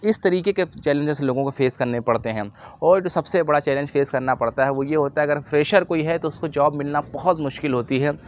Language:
Urdu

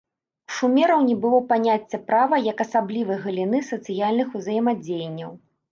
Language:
Belarusian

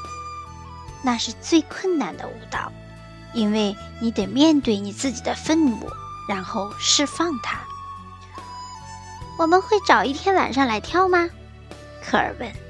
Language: Chinese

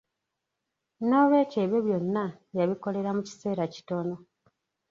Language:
Ganda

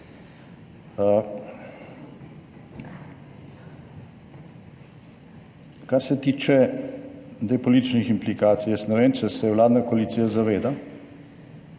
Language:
Slovenian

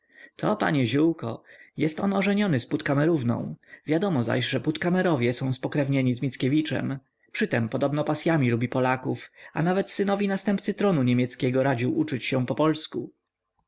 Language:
Polish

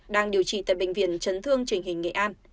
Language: Vietnamese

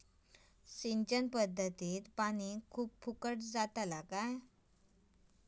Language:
Marathi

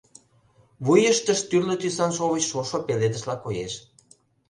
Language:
Mari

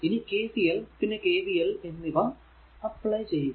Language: Malayalam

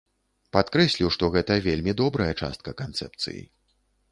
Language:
Belarusian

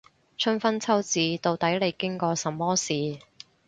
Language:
Cantonese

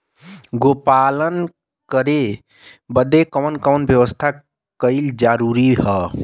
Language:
Bhojpuri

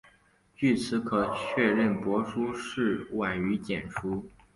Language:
Chinese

